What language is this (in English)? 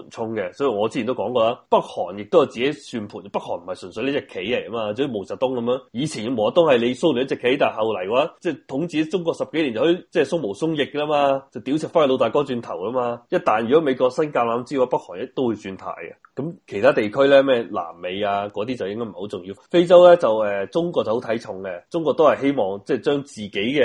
Chinese